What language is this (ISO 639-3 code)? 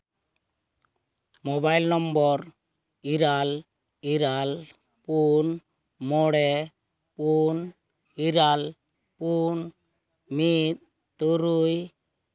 sat